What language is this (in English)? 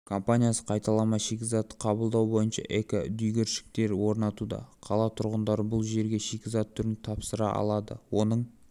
Kazakh